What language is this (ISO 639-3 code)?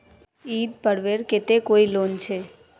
mag